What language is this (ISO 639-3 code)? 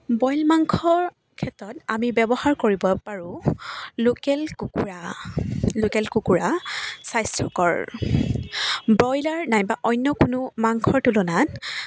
asm